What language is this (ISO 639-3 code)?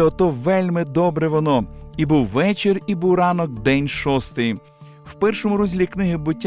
ukr